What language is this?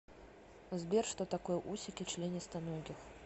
Russian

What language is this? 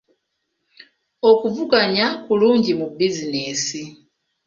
Ganda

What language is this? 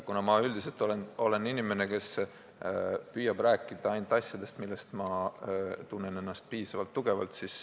Estonian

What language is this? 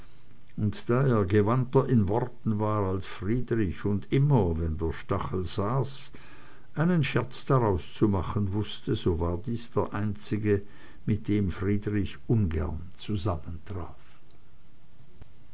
German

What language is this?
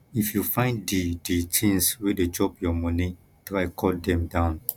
Nigerian Pidgin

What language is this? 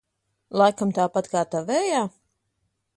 Latvian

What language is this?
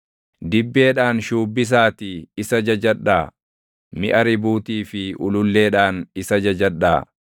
Oromo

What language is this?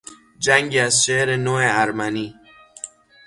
Persian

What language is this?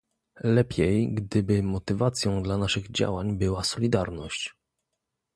Polish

